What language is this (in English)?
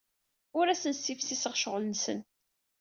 Kabyle